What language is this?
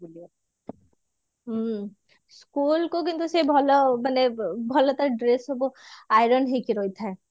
Odia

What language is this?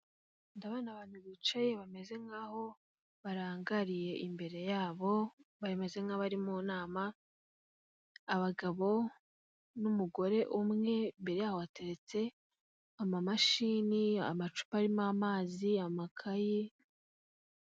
Kinyarwanda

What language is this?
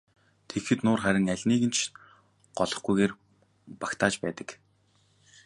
Mongolian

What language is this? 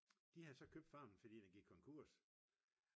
Danish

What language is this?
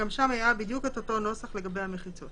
Hebrew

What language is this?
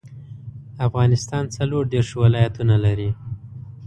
Pashto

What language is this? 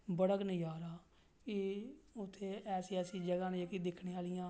Dogri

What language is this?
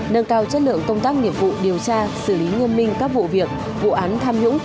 Vietnamese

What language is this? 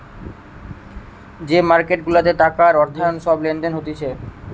Bangla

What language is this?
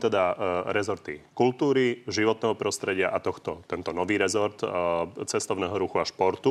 Slovak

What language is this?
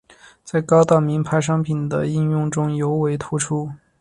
Chinese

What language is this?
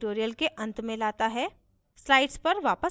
Hindi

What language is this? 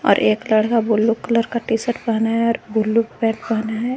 Hindi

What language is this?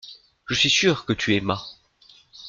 French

